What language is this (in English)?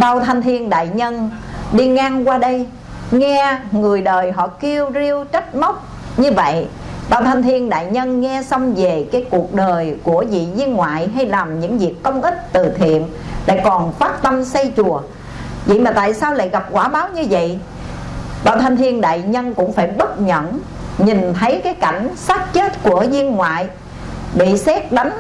Vietnamese